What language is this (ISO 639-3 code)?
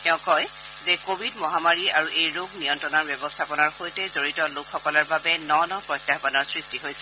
asm